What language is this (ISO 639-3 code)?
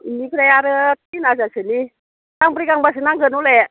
brx